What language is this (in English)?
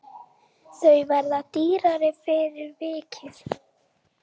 Icelandic